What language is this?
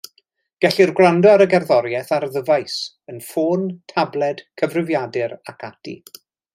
Welsh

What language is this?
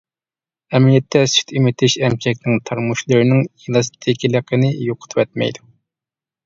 Uyghur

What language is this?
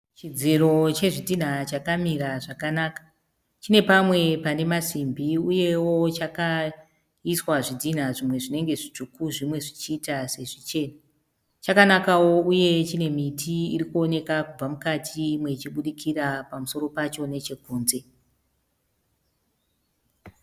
Shona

